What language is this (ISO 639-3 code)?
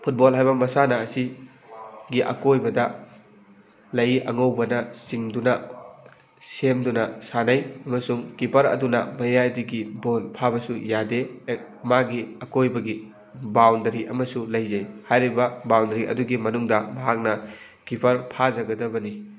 mni